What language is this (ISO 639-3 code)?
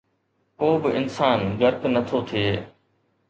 snd